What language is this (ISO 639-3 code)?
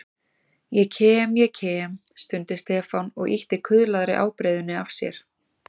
isl